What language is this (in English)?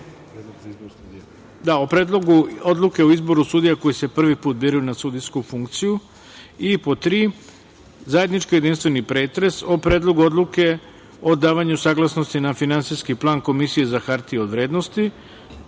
Serbian